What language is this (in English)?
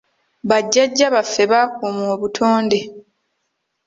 Ganda